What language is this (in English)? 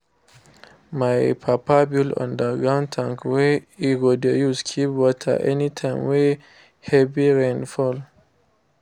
Nigerian Pidgin